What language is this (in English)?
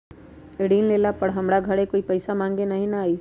Magahi